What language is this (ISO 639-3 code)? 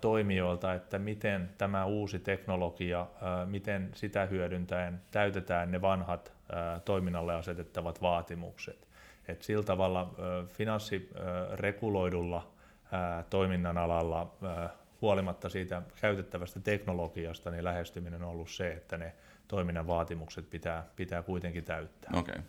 fin